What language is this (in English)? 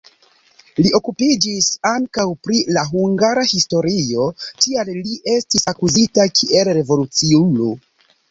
Esperanto